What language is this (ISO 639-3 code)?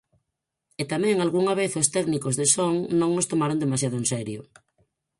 glg